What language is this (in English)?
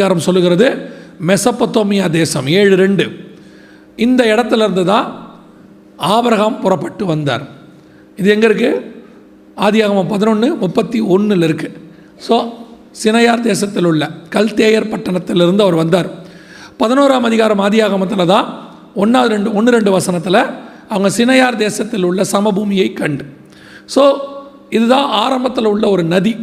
Tamil